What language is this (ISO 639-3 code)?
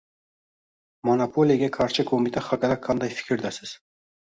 uzb